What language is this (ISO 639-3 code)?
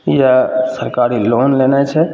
mai